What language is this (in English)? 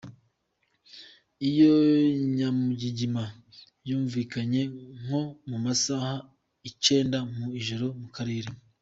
Kinyarwanda